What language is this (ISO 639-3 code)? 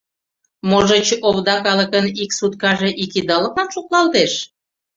chm